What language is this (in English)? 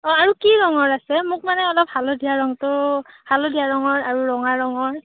Assamese